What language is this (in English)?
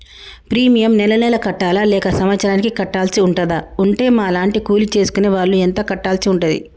Telugu